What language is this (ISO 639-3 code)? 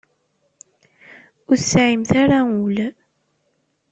kab